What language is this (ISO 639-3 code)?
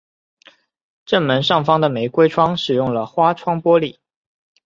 zho